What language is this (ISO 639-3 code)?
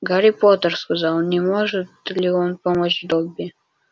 rus